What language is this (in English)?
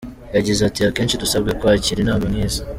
Kinyarwanda